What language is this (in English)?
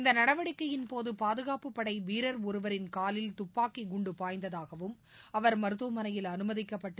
Tamil